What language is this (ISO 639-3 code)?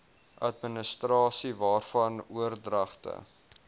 afr